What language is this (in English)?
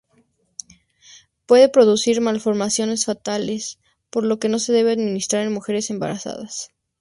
Spanish